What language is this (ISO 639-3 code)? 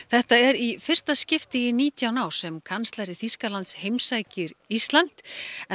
isl